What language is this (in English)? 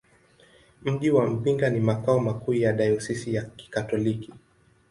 Swahili